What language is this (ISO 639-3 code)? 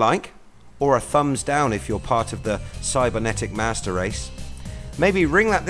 eng